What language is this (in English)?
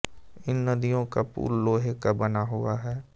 Hindi